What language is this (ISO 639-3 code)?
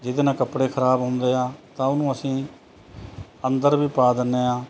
pan